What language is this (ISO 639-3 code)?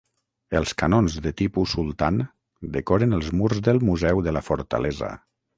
cat